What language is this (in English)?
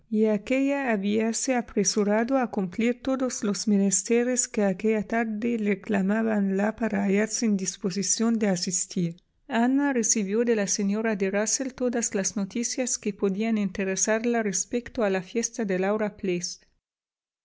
Spanish